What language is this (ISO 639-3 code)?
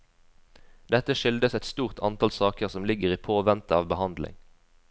nor